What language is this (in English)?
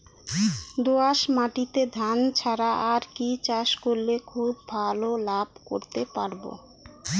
Bangla